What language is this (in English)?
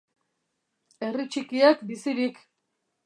Basque